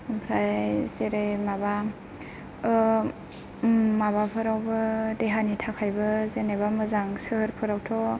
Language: Bodo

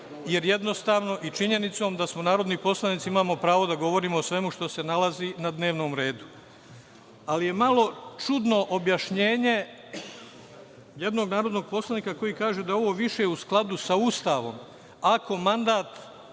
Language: Serbian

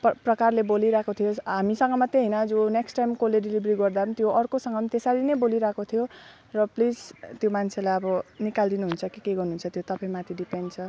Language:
Nepali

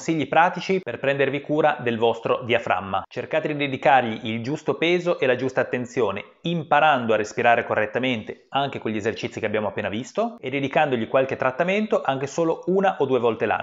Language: Italian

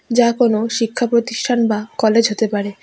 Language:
Bangla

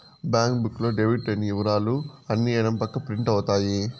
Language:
Telugu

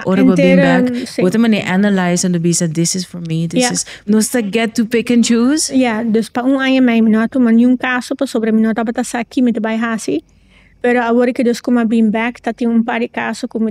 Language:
Dutch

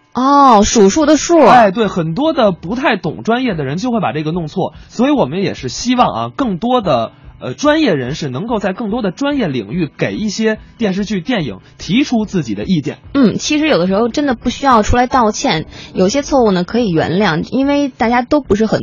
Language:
Chinese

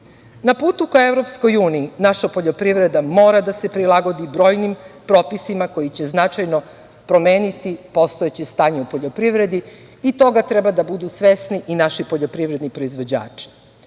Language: Serbian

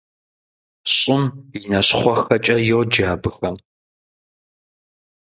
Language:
Kabardian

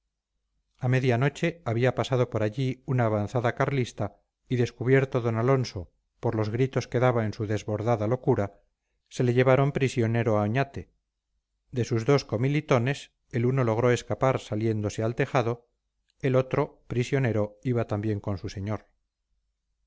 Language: Spanish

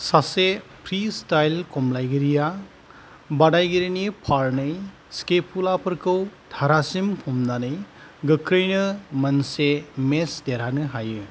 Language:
Bodo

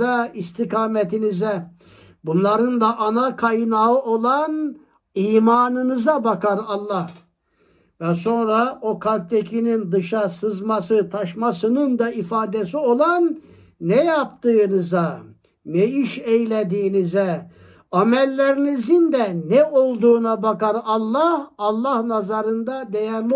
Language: Turkish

